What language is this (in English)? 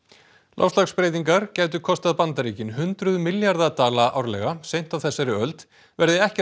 Icelandic